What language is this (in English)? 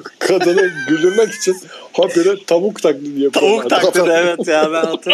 Turkish